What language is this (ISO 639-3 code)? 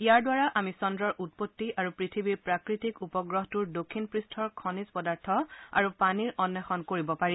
asm